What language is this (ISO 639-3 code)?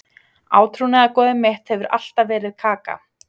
isl